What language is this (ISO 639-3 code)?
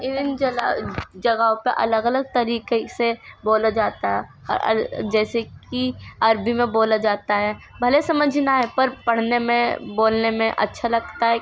urd